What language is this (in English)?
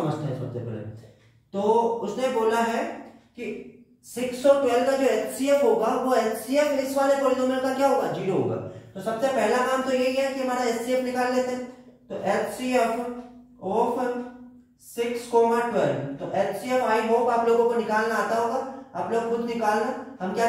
Hindi